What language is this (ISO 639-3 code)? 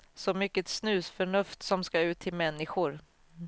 swe